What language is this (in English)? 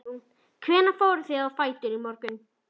Icelandic